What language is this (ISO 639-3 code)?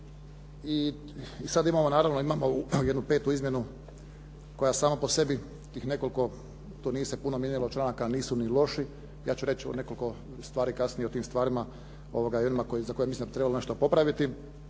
hrv